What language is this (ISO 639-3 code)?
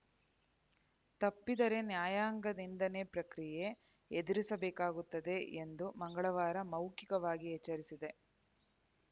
kan